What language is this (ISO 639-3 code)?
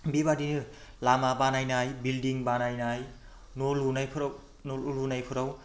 brx